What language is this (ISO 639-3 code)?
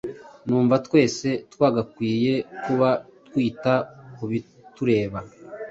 kin